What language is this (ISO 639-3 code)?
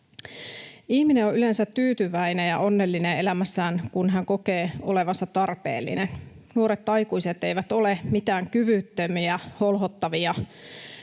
fin